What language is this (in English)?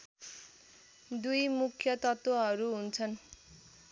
Nepali